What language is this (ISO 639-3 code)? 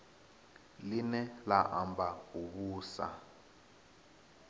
ven